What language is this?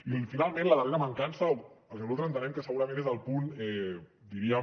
Catalan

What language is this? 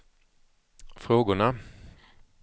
Swedish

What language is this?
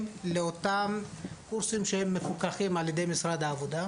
Hebrew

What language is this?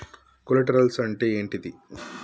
Telugu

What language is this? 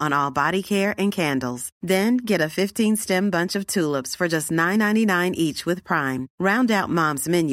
English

